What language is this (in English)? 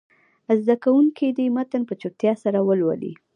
Pashto